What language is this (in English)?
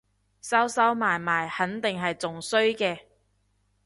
Cantonese